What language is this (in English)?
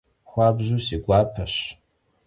Kabardian